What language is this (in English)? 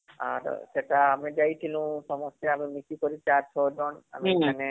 Odia